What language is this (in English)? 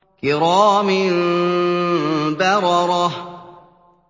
Arabic